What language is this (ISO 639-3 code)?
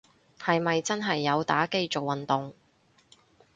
yue